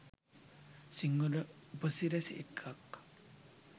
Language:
Sinhala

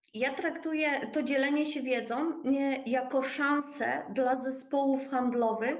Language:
Polish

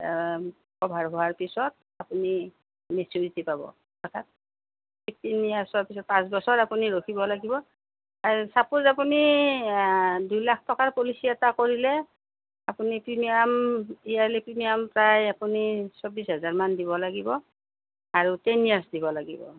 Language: Assamese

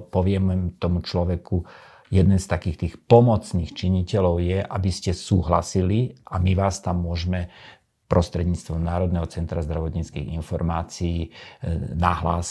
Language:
Slovak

